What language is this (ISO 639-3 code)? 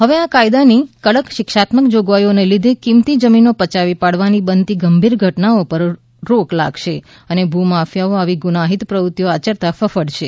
guj